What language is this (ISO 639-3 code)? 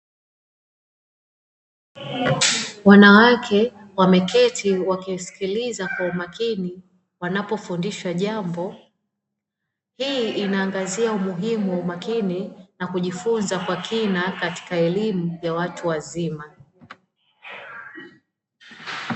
swa